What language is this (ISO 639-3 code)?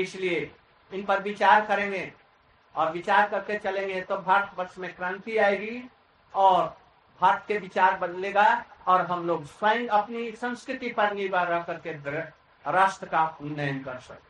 hin